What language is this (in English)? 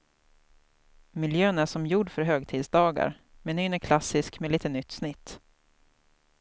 Swedish